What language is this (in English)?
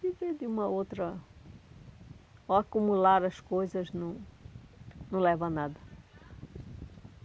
Portuguese